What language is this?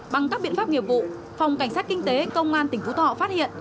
Vietnamese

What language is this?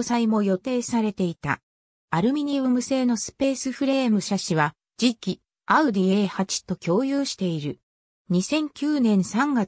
Japanese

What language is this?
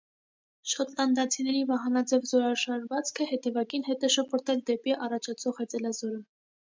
Armenian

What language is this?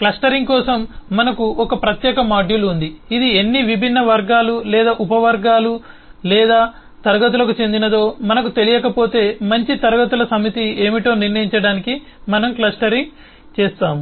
Telugu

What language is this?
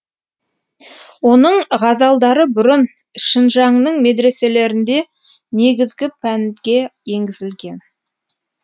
Kazakh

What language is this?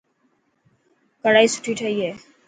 Dhatki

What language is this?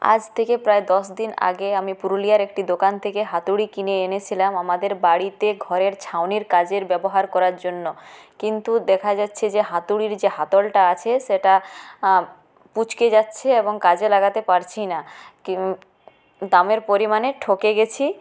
Bangla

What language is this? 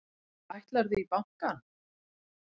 Icelandic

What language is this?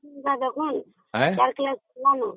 Odia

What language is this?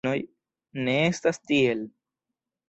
Esperanto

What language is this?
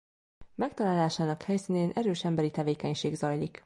Hungarian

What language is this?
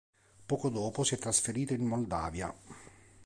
Italian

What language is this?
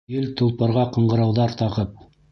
Bashkir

